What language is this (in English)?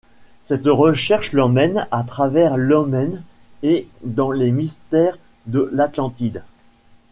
French